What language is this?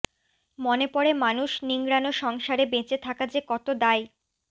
Bangla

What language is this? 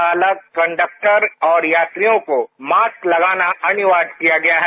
Hindi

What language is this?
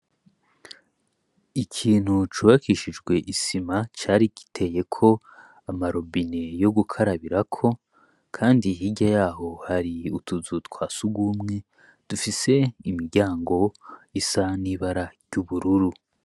Rundi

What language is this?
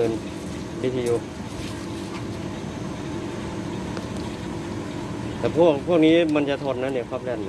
Thai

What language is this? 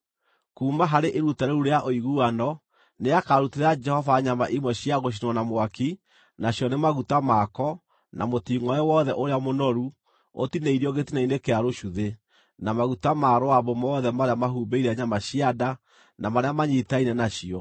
Kikuyu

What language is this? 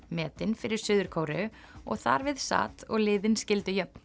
Icelandic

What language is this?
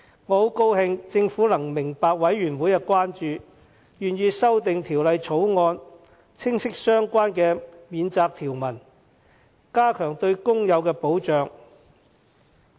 Cantonese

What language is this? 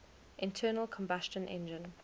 English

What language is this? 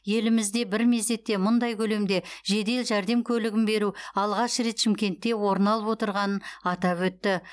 Kazakh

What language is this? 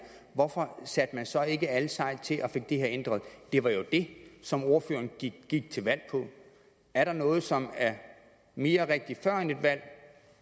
Danish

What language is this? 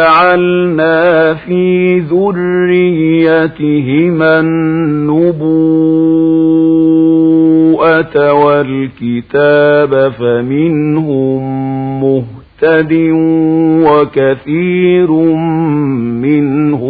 Arabic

